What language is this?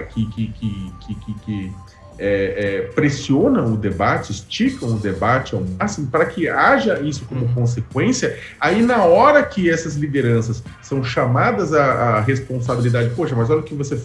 Portuguese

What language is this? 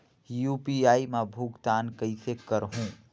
Chhattisgarhi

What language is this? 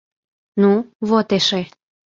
Mari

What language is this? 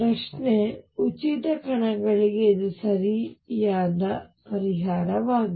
Kannada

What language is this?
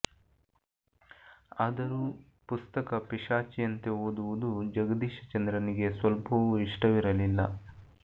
Kannada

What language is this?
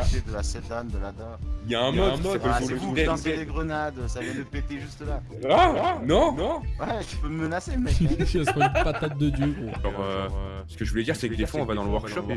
French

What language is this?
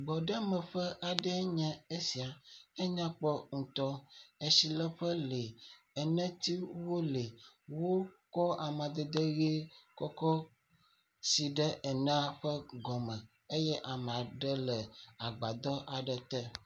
Ewe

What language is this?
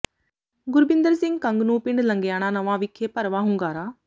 Punjabi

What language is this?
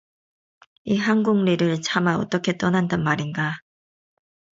Korean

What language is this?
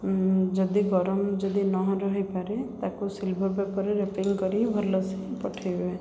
Odia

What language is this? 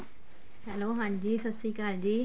Punjabi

